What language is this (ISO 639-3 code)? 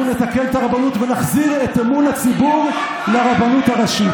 heb